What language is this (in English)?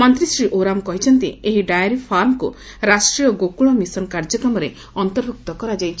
Odia